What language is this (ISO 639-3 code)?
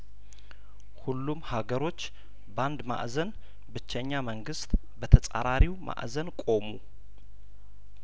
amh